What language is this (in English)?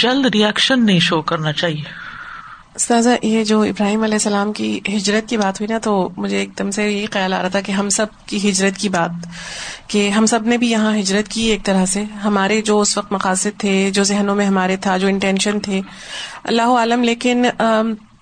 Urdu